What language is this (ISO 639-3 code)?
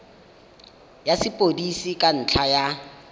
tsn